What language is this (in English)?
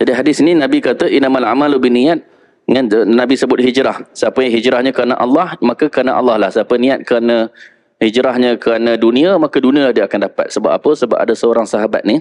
Malay